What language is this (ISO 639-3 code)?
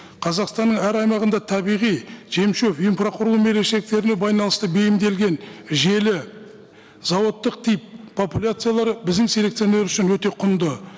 kaz